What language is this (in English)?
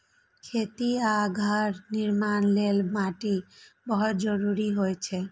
Maithili